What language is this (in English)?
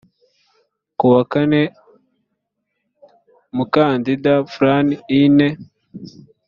Kinyarwanda